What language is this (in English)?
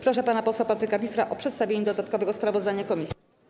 Polish